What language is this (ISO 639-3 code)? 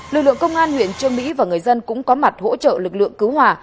vie